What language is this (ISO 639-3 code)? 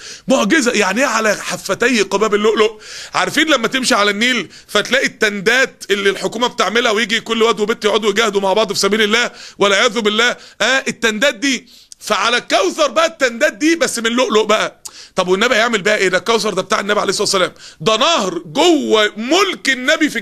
ara